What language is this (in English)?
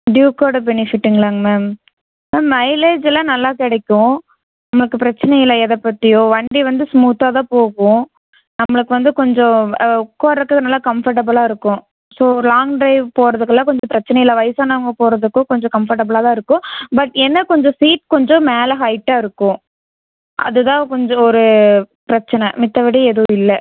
Tamil